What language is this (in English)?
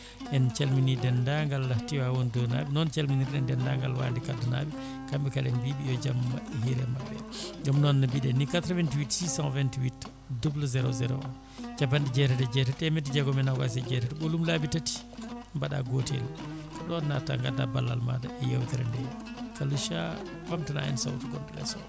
Fula